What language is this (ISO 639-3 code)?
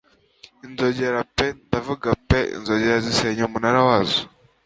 kin